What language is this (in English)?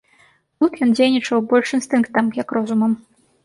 Belarusian